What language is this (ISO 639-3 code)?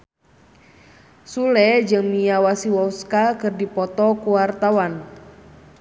sun